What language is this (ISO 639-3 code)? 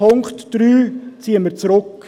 gsw